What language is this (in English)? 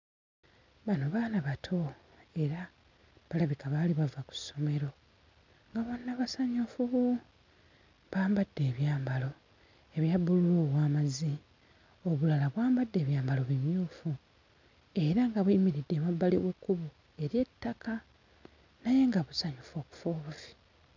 Ganda